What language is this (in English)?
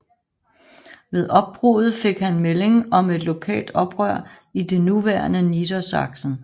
Danish